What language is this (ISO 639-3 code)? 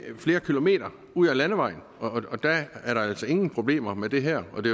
dan